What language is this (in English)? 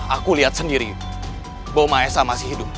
Indonesian